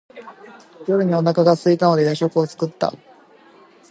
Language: Japanese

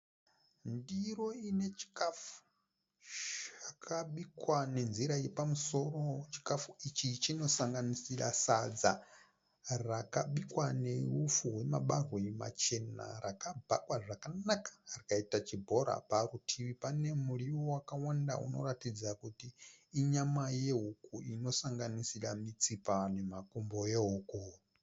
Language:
Shona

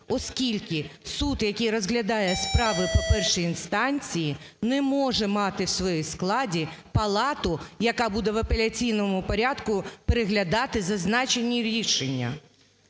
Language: Ukrainian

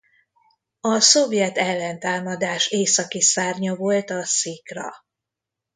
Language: Hungarian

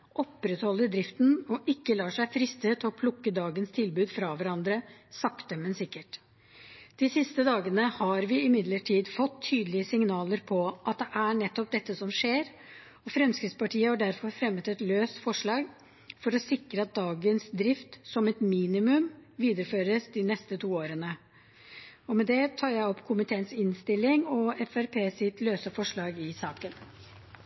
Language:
Norwegian Bokmål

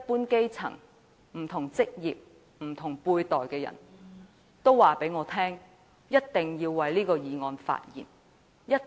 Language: Cantonese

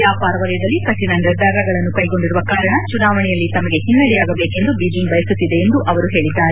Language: Kannada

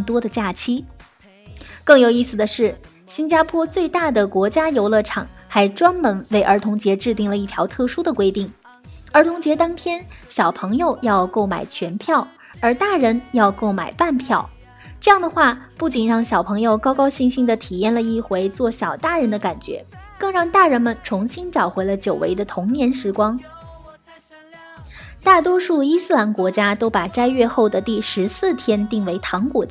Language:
Chinese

